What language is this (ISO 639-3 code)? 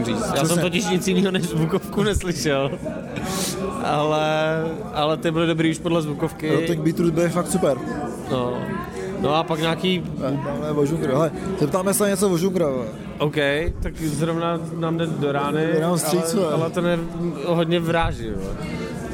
ces